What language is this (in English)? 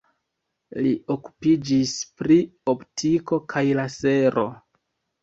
Esperanto